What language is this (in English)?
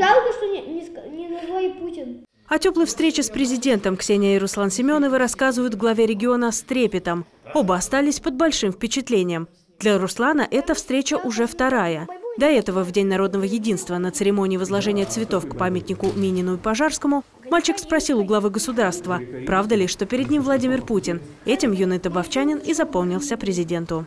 Russian